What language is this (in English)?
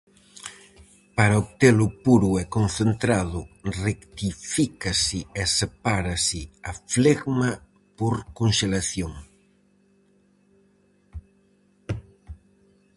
Galician